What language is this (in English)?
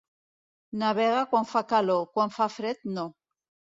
Catalan